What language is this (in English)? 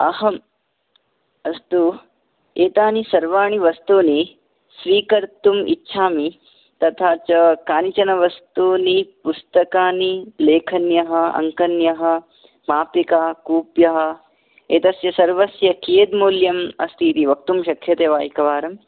Sanskrit